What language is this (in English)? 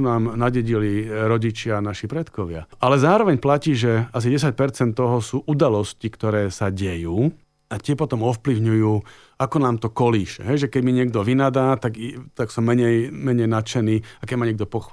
Slovak